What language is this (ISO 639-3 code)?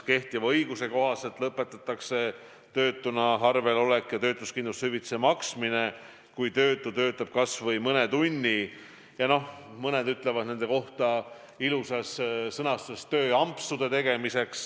est